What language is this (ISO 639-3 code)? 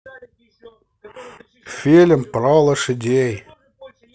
rus